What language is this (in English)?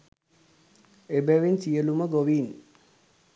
Sinhala